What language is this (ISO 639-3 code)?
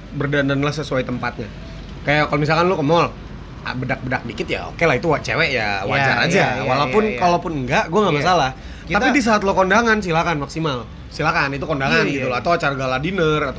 ind